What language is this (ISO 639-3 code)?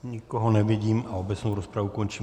ces